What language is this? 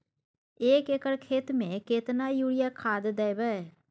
Maithili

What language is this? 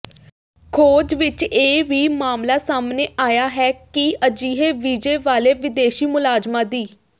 Punjabi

